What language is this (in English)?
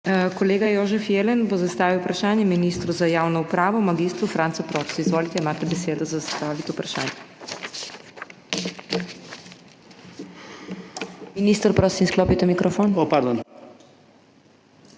Slovenian